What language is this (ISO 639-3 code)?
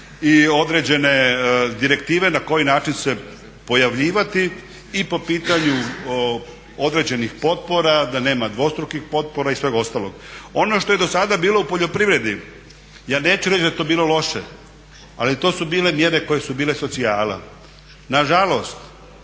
hrv